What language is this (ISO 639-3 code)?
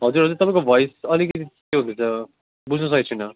nep